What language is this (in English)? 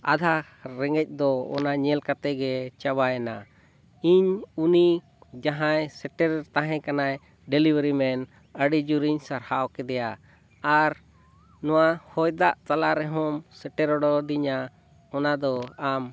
Santali